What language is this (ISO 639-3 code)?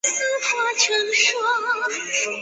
zho